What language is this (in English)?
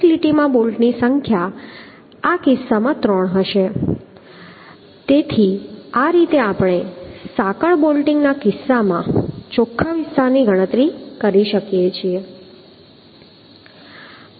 Gujarati